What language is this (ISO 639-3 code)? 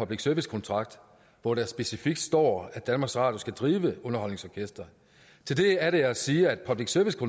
dan